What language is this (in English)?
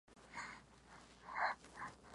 Spanish